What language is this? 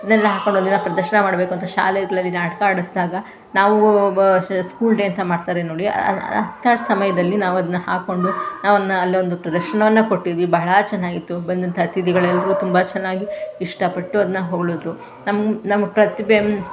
Kannada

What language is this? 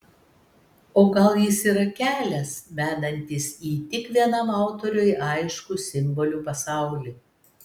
Lithuanian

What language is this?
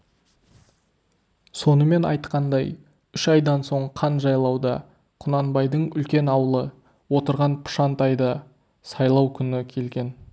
Kazakh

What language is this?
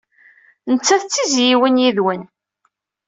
Kabyle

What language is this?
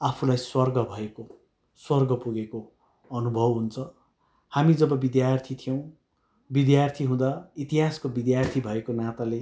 Nepali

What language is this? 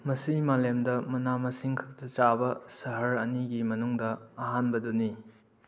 Manipuri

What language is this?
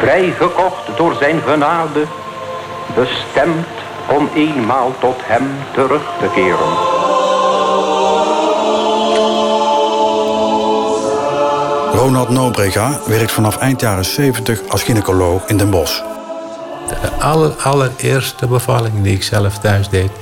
Dutch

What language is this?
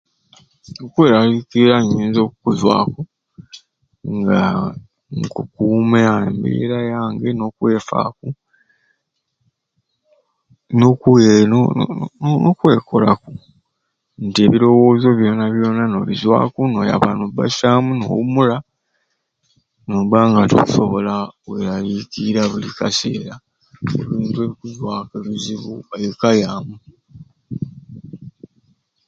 Ruuli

